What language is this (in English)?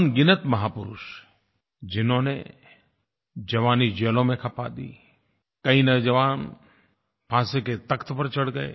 Hindi